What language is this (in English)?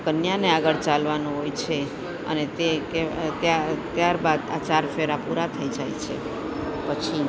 Gujarati